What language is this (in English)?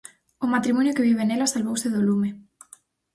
Galician